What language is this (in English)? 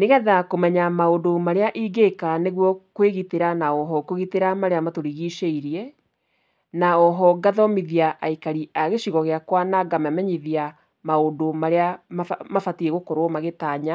Kikuyu